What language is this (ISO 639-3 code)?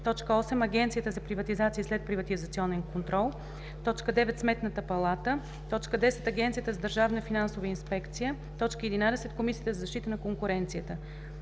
bul